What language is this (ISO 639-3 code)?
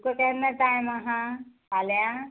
kok